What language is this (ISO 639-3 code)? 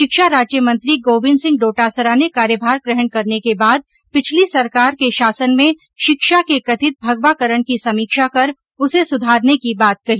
hin